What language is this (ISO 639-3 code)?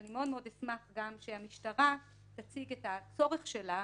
heb